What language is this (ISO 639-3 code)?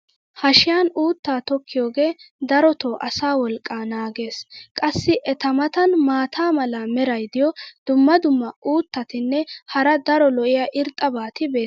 wal